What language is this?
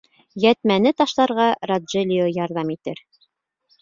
Bashkir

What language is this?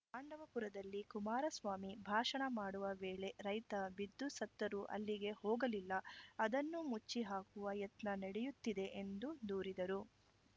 Kannada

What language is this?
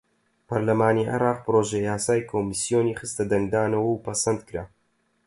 Central Kurdish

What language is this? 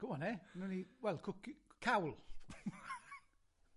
Welsh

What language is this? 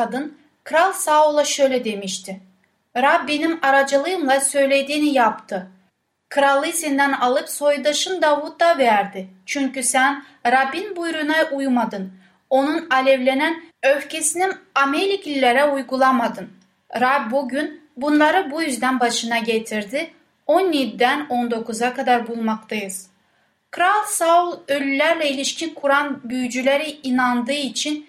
Turkish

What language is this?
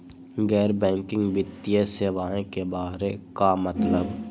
Magahi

